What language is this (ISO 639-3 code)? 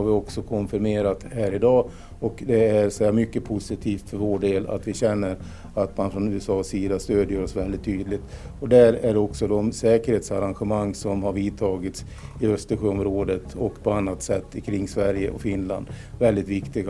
swe